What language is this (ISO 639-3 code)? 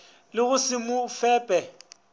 nso